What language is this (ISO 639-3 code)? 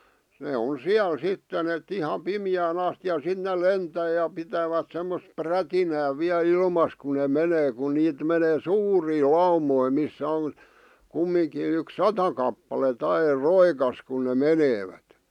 fin